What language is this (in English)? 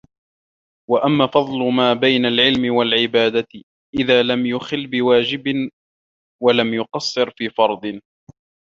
Arabic